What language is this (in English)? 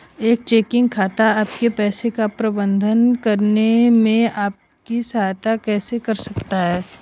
Hindi